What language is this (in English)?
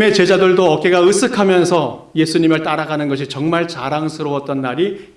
Korean